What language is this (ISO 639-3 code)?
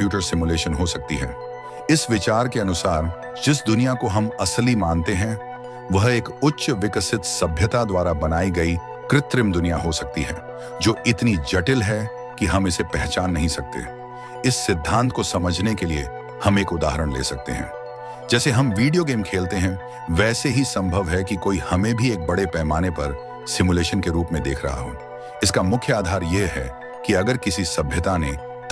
hin